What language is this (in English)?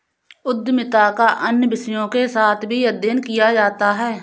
Hindi